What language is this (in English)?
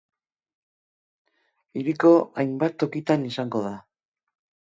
Basque